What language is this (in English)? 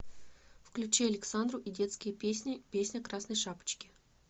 Russian